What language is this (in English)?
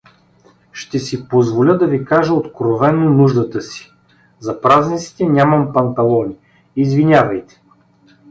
Bulgarian